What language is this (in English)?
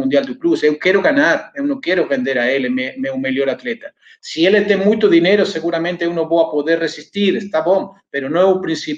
Portuguese